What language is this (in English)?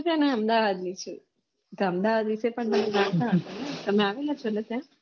Gujarati